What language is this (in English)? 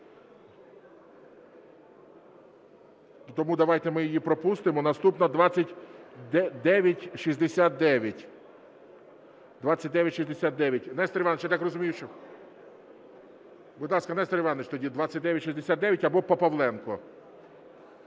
Ukrainian